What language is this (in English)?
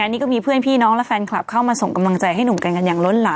Thai